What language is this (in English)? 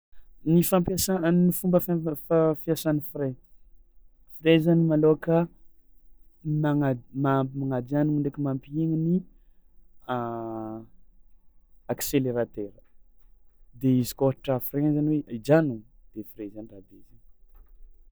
Tsimihety Malagasy